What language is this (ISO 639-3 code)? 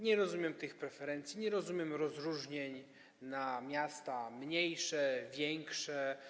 pol